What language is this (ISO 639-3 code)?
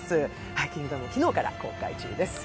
jpn